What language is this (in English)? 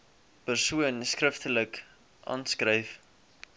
Afrikaans